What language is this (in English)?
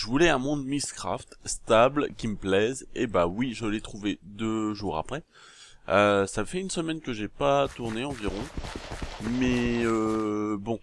French